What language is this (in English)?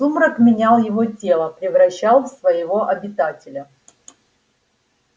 Russian